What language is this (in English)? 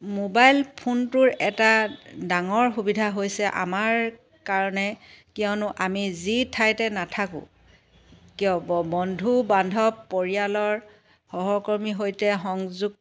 Assamese